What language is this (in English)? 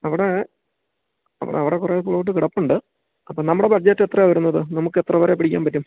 Malayalam